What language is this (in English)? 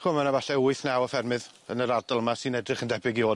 Welsh